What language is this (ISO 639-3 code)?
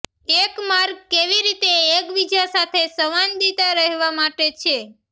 guj